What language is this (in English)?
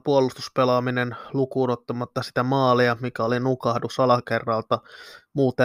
Finnish